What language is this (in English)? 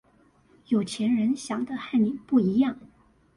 Chinese